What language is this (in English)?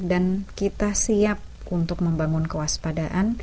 Indonesian